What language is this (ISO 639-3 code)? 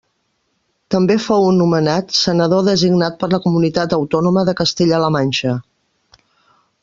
cat